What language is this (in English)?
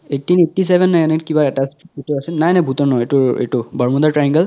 Assamese